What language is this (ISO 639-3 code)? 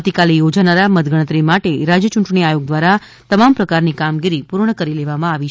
guj